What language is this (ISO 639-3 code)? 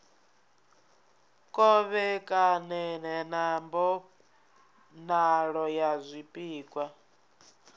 ven